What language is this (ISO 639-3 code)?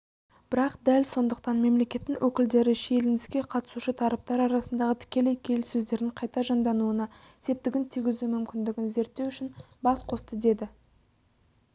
kaz